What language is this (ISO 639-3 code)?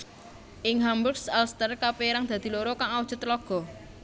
jav